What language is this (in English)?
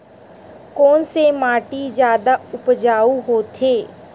Chhattisgarhi